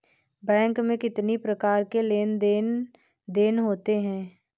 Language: Hindi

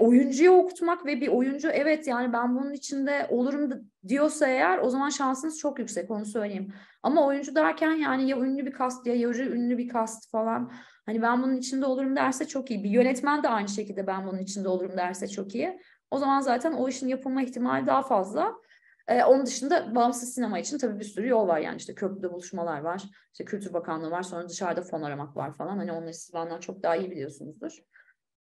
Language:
Turkish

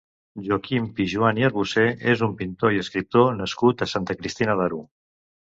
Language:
Catalan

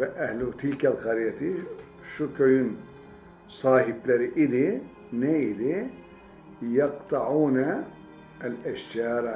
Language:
Turkish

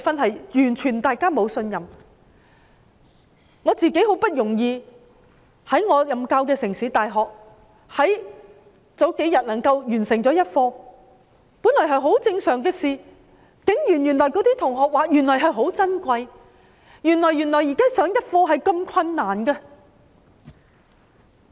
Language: Cantonese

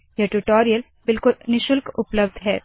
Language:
Hindi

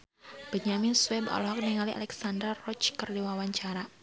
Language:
Sundanese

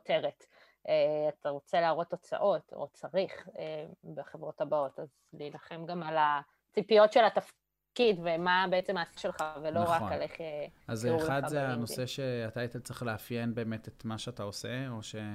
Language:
Hebrew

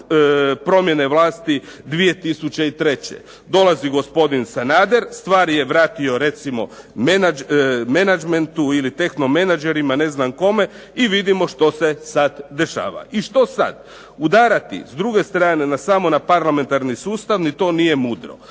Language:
Croatian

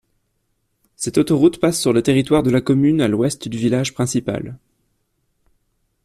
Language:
French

